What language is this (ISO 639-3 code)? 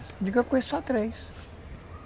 por